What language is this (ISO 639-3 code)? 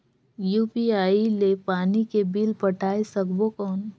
hne